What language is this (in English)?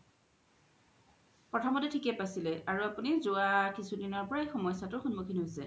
Assamese